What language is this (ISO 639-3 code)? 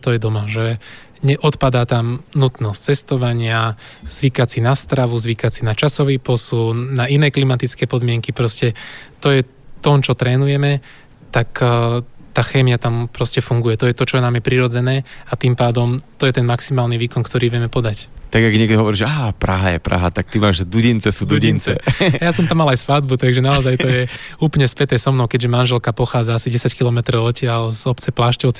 slk